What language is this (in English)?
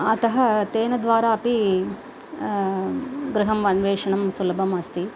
Sanskrit